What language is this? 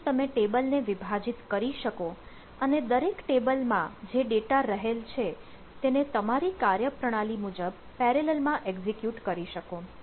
Gujarati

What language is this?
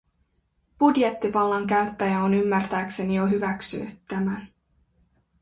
Finnish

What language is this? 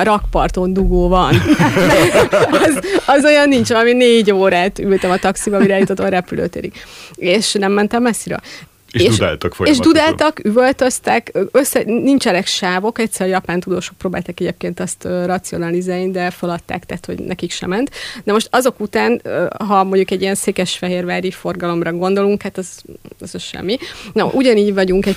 Hungarian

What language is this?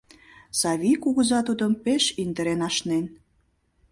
Mari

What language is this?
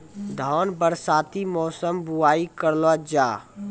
Maithili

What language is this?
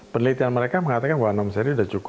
Indonesian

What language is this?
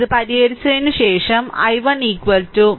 Malayalam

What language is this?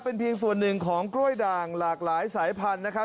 Thai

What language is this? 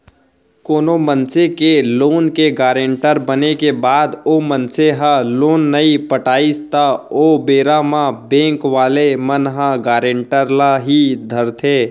Chhattisgarhi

